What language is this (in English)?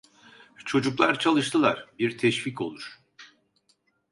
Turkish